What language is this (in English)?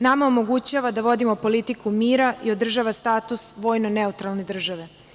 Serbian